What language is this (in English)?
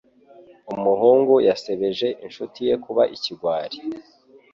Kinyarwanda